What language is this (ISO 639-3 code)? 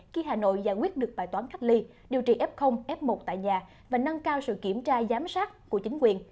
vie